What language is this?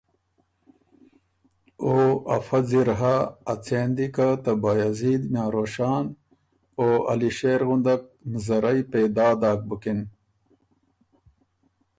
Ormuri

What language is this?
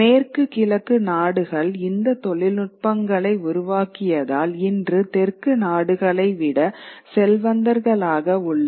Tamil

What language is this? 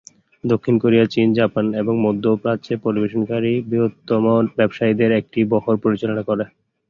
Bangla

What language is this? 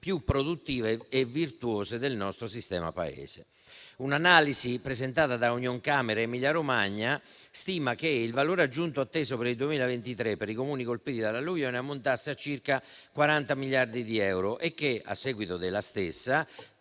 Italian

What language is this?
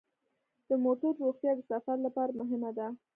Pashto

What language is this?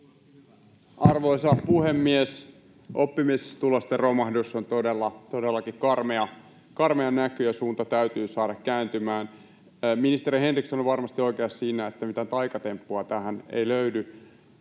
Finnish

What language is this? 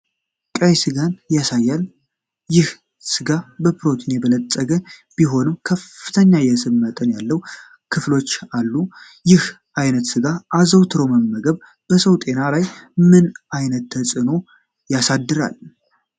Amharic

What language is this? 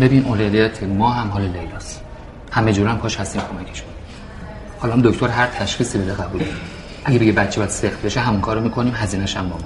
Persian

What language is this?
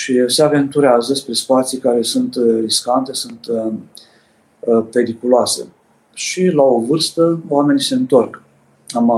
Romanian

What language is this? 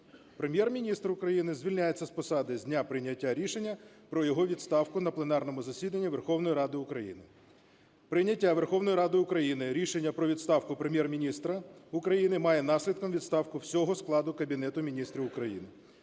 Ukrainian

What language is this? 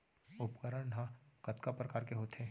Chhattisgarhi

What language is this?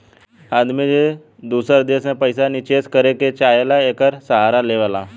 Bhojpuri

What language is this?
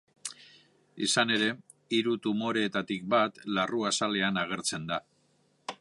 Basque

